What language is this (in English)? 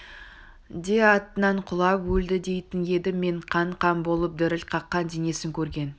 Kazakh